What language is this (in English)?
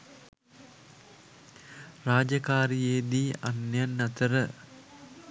Sinhala